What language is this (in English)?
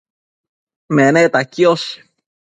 Matsés